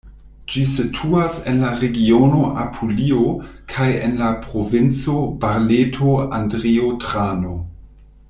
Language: Esperanto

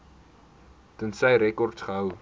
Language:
Afrikaans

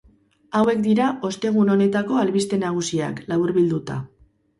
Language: Basque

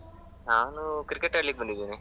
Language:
Kannada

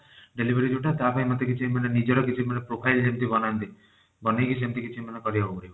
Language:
Odia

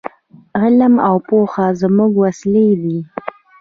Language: Pashto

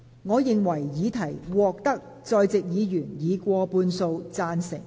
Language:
Cantonese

